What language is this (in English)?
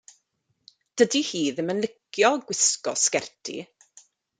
Welsh